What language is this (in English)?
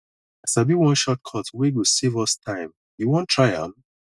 Nigerian Pidgin